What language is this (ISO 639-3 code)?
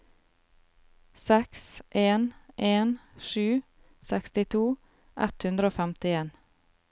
nor